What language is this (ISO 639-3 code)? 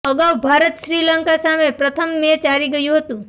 guj